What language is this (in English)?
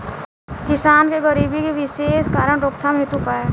Bhojpuri